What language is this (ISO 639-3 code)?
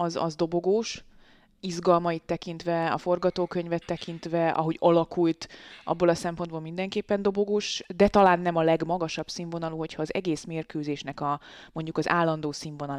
hun